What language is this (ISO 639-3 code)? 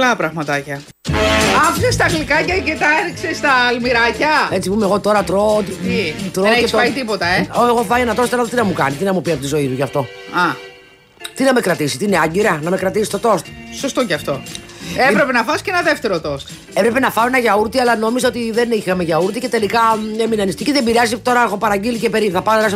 ell